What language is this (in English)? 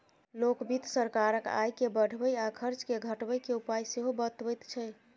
Maithili